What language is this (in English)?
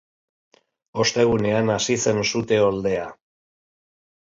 Basque